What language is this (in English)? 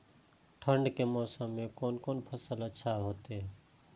Maithili